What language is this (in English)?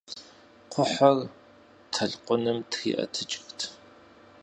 Kabardian